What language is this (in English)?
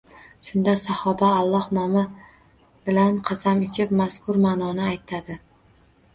Uzbek